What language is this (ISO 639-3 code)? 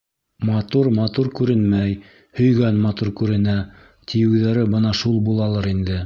bak